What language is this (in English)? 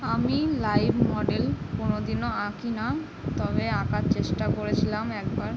Bangla